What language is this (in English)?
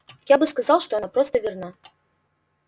Russian